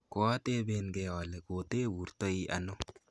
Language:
Kalenjin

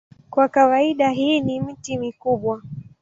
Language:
Swahili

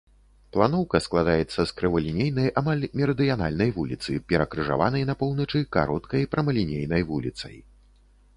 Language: Belarusian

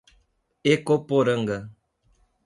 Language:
Portuguese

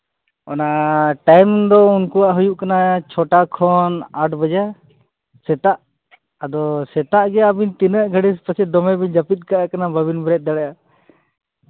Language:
Santali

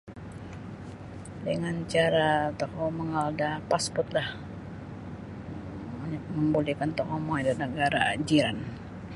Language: Sabah Bisaya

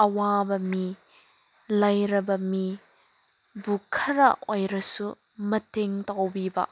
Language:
Manipuri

